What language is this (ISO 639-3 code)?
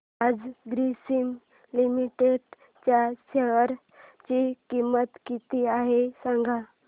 mar